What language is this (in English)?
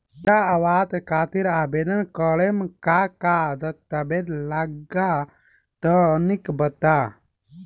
Bhojpuri